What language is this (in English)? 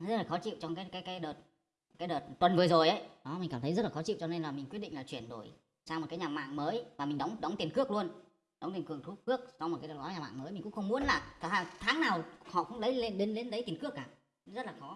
Vietnamese